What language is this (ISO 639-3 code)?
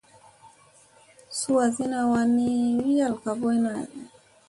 mse